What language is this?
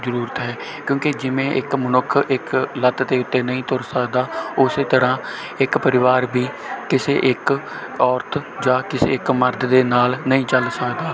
Punjabi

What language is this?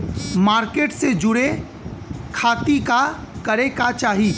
Bhojpuri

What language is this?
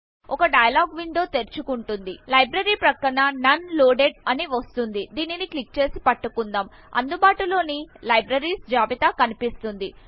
Telugu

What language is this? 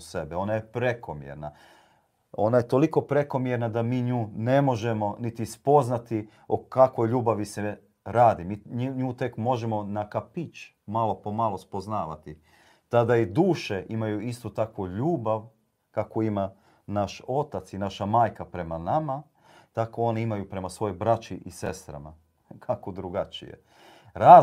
Croatian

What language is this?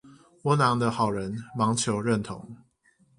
Chinese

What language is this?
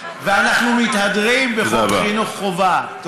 Hebrew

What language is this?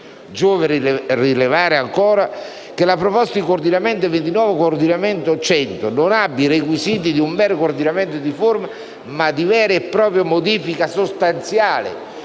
Italian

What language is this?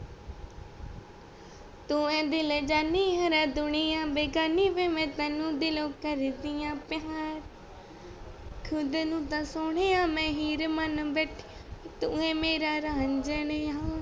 Punjabi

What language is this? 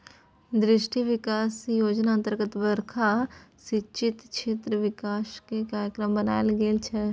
Maithili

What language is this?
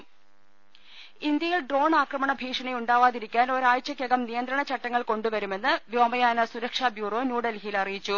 Malayalam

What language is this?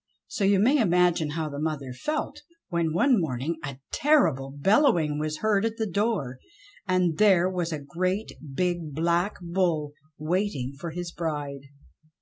English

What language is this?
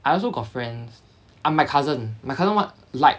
English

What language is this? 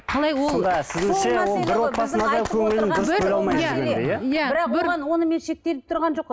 Kazakh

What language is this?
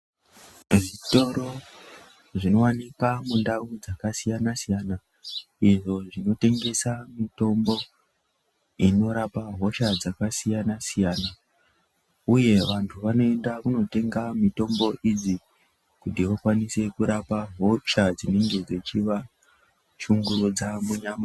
Ndau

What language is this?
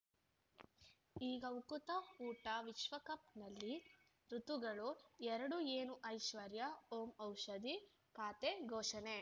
Kannada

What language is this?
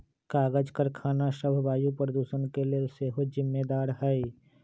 Magahi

